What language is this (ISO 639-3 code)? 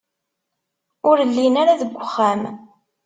kab